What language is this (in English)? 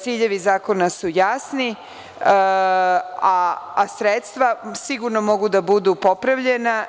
Serbian